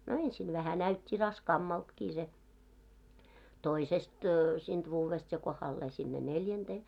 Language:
Finnish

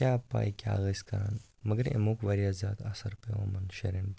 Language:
Kashmiri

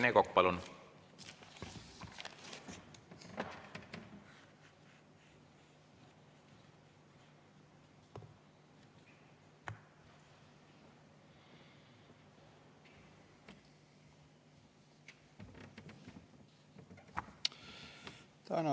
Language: Estonian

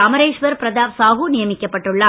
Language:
Tamil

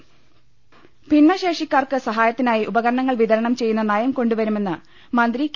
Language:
Malayalam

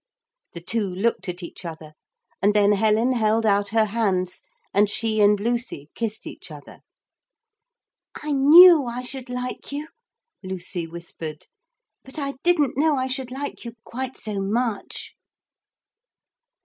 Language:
English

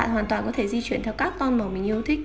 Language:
Vietnamese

